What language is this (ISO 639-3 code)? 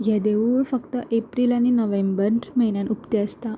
kok